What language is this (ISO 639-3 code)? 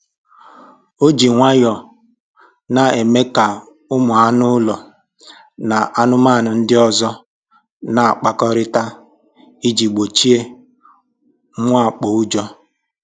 ibo